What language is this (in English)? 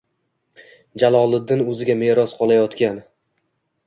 Uzbek